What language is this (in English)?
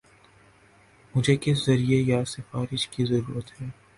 Urdu